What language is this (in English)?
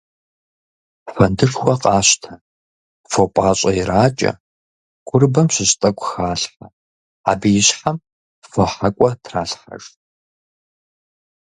Kabardian